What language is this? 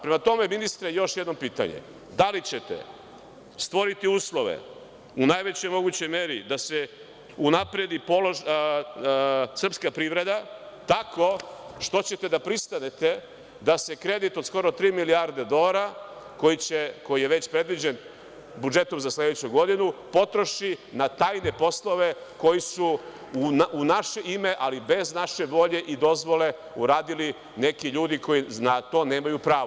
Serbian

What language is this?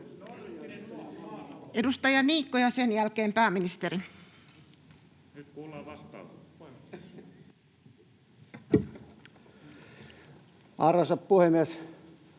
Finnish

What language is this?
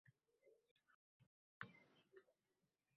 Uzbek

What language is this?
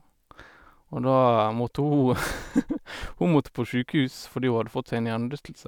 Norwegian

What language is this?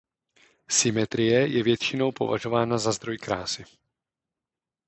Czech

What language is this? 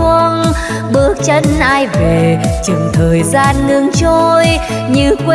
Vietnamese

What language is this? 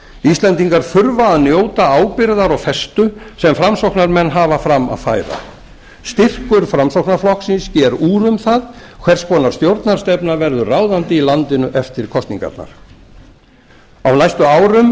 Icelandic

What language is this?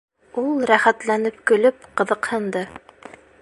Bashkir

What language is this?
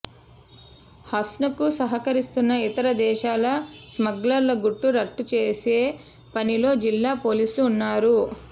Telugu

